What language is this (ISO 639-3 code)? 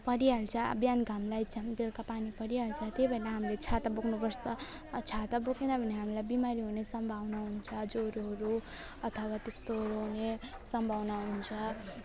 nep